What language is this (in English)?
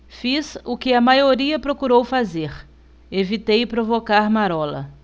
Portuguese